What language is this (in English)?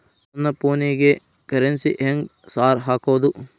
Kannada